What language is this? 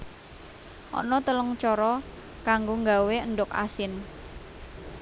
Javanese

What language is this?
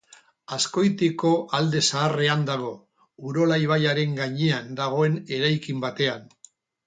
Basque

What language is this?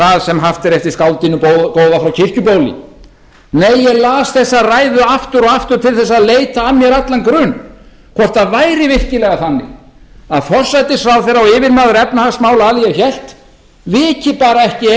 Icelandic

